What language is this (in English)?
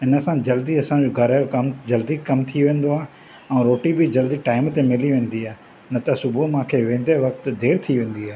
Sindhi